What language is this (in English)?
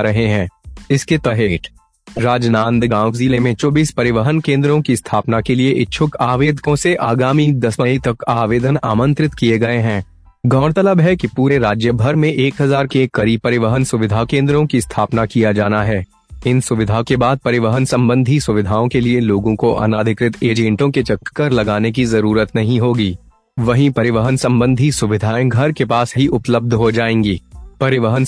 Hindi